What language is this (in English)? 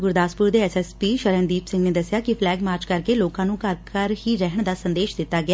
Punjabi